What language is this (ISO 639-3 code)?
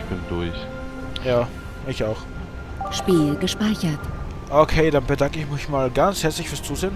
deu